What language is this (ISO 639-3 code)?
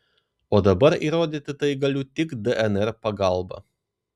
lit